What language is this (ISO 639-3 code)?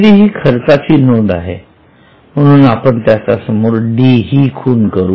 mar